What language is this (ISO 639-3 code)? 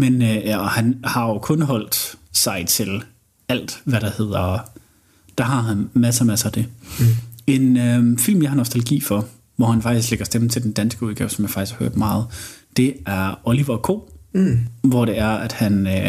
dan